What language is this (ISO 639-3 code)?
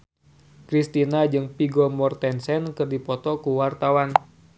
sun